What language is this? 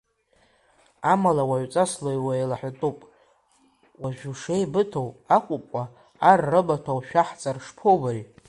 Abkhazian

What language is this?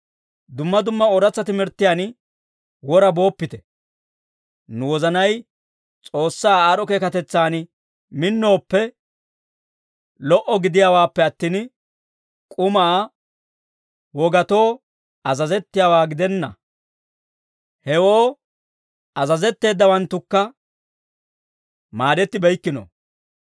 Dawro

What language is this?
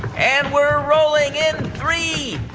English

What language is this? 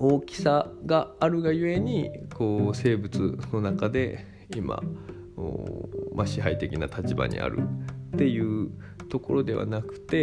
Japanese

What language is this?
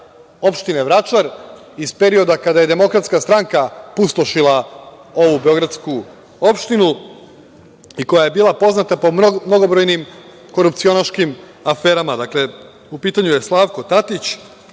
Serbian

